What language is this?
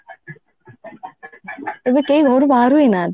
Odia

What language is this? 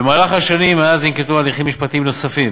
Hebrew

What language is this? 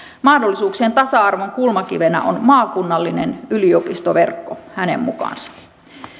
Finnish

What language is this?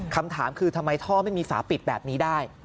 Thai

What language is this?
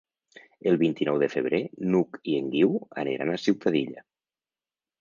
Catalan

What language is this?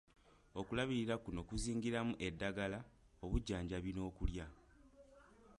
Ganda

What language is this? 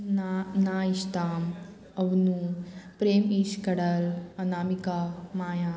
Konkani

